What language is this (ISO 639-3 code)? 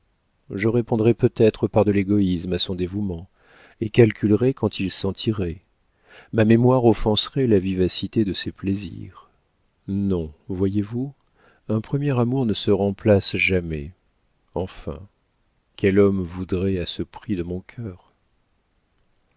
fra